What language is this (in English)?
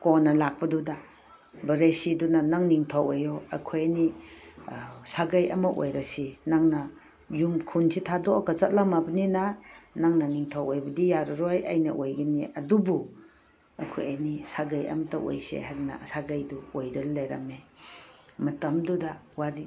Manipuri